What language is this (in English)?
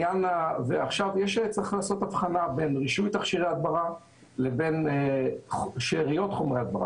Hebrew